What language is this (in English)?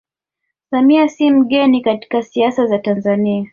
Swahili